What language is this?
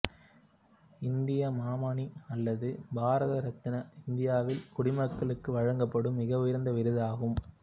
Tamil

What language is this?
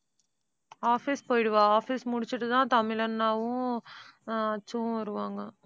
Tamil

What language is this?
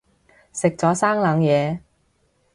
Cantonese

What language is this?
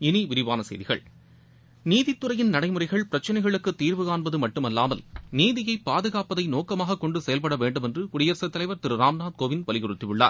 Tamil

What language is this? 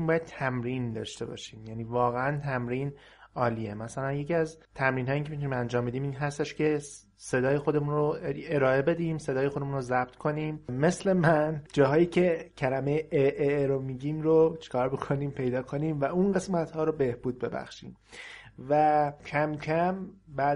Persian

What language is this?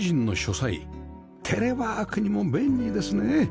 Japanese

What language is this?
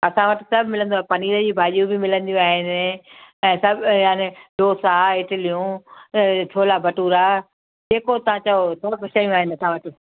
Sindhi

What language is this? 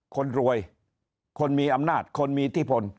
Thai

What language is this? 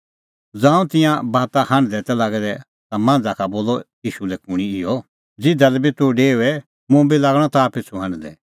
Kullu Pahari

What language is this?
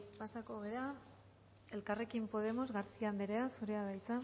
Basque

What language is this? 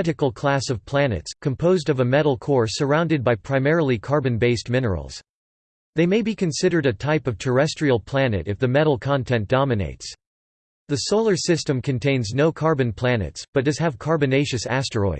English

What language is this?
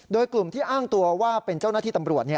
Thai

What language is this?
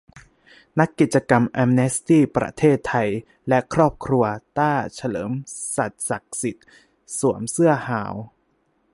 Thai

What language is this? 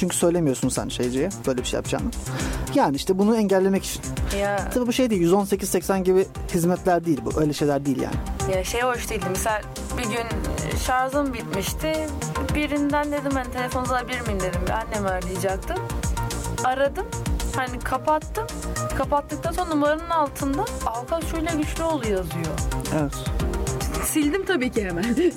Turkish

